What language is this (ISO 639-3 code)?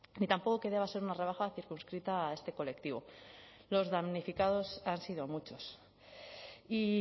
spa